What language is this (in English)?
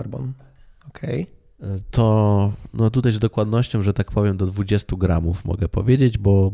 Polish